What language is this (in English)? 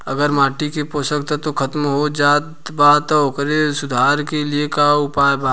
Bhojpuri